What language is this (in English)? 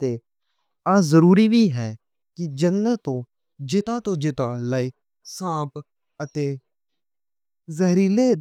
Western Panjabi